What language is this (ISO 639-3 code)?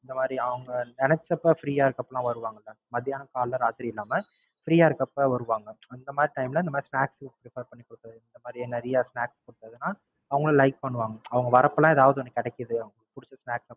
tam